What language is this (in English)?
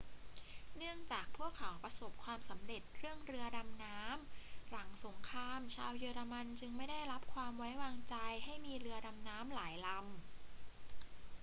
Thai